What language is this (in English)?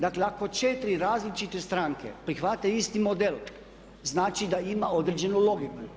Croatian